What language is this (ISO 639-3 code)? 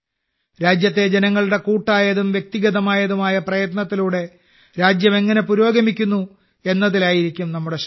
mal